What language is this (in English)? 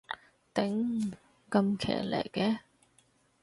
Cantonese